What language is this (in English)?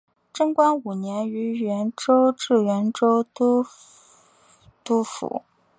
Chinese